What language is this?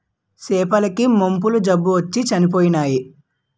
Telugu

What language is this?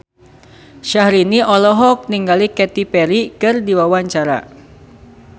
Sundanese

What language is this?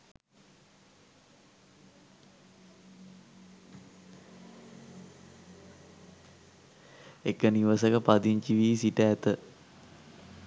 Sinhala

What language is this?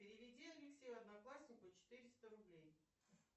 Russian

